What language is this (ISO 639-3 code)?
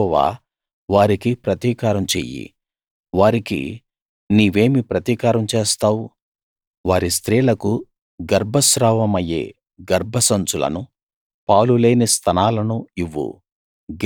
tel